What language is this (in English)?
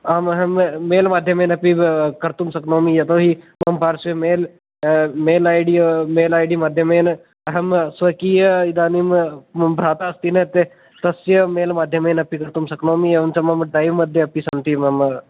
Sanskrit